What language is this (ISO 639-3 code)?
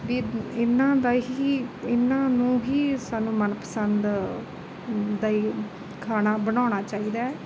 pan